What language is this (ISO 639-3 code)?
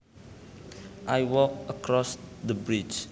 jav